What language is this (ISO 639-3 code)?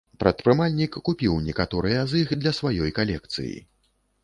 bel